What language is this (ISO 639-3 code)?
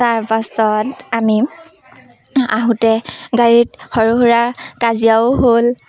asm